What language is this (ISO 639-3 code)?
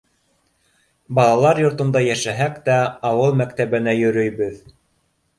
bak